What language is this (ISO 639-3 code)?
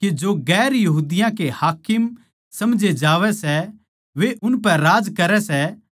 bgc